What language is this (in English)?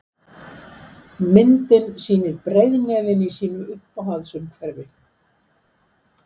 Icelandic